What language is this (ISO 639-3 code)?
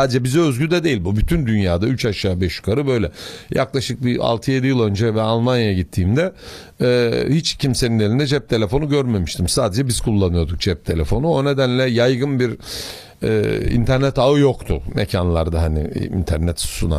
tur